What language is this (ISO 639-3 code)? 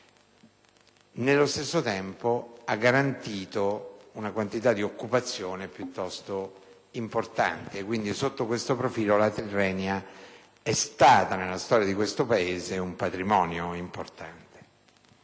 ita